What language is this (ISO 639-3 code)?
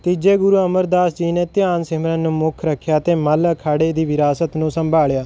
pan